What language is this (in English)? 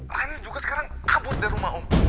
Indonesian